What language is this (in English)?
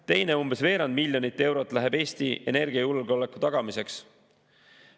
Estonian